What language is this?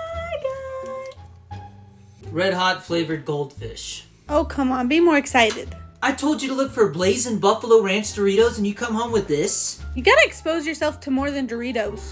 English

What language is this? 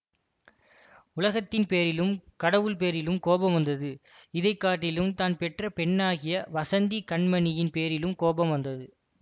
Tamil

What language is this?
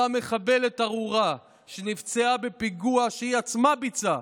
Hebrew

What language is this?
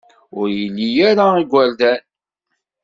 Kabyle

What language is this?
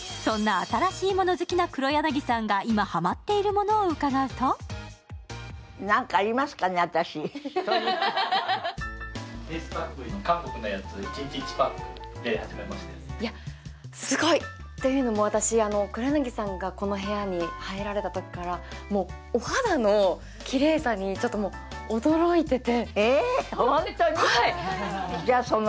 Japanese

